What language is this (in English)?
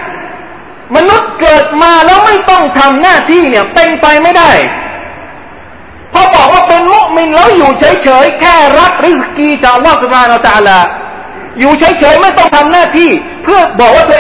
Thai